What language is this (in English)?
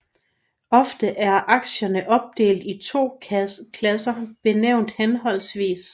Danish